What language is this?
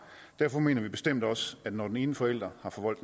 Danish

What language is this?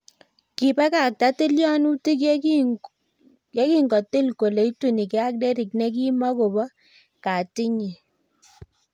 Kalenjin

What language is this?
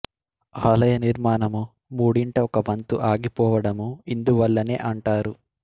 Telugu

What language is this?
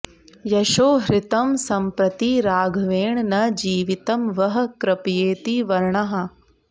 Sanskrit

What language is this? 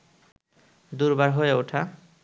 Bangla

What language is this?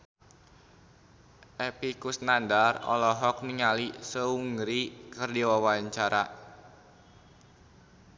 Sundanese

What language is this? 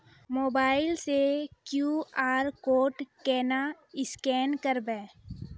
Maithili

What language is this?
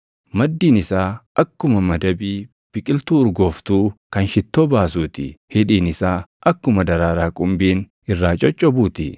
Oromo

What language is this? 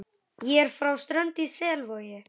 Icelandic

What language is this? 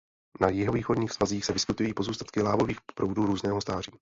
Czech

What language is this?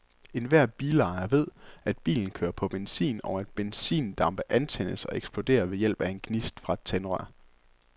Danish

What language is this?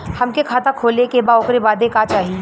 Bhojpuri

